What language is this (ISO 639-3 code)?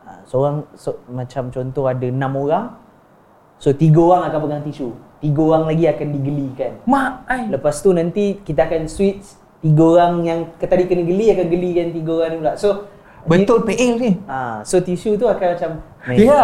msa